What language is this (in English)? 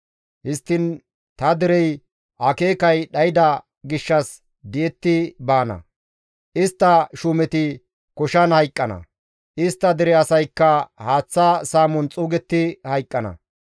Gamo